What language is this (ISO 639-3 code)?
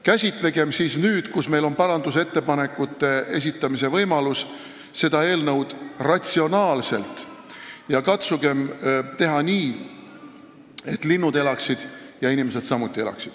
est